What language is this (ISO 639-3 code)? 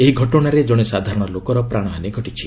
ori